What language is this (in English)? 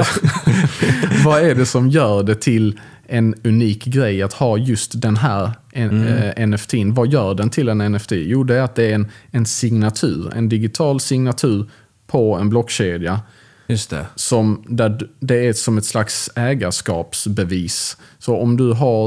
Swedish